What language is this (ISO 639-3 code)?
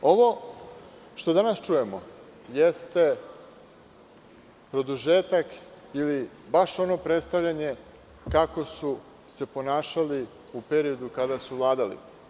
srp